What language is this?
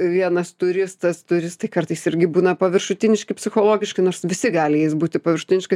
Lithuanian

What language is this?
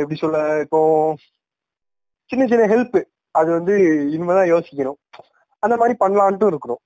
Tamil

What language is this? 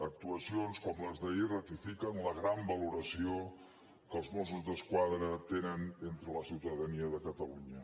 Catalan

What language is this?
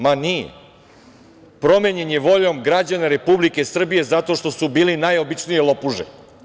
Serbian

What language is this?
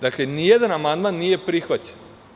Serbian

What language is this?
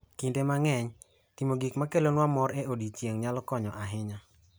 Luo (Kenya and Tanzania)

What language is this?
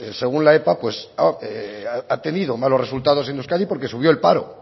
Spanish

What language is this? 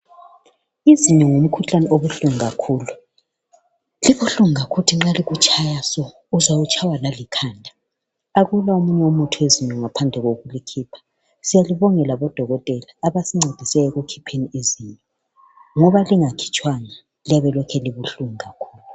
North Ndebele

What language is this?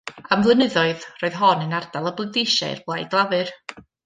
Welsh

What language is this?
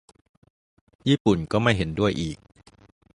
Thai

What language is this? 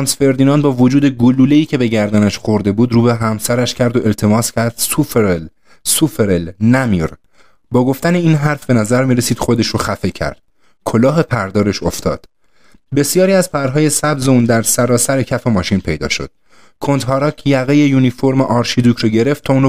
Persian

